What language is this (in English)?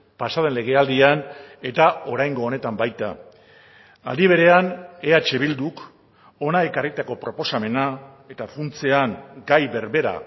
Basque